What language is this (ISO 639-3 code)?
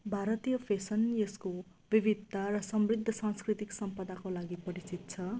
nep